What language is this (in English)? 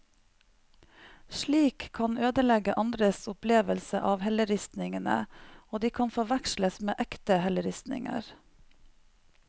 Norwegian